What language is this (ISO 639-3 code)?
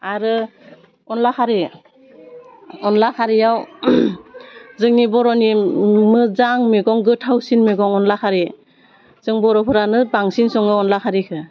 brx